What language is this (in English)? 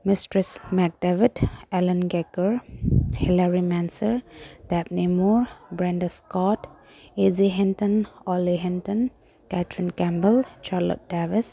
Manipuri